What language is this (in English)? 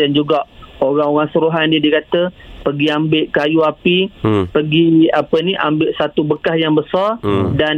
Malay